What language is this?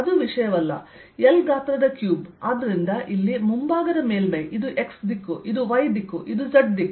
Kannada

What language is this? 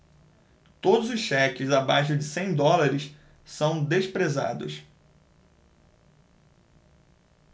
Portuguese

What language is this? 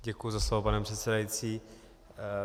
Czech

